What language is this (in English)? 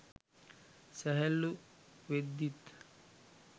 Sinhala